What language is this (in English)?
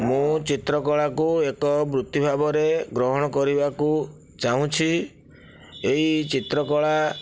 Odia